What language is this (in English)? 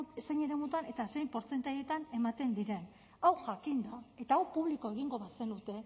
Basque